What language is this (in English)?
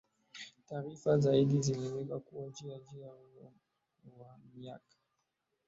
Swahili